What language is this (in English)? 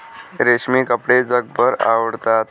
Marathi